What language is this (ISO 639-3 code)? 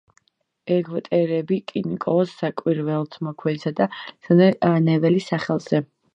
kat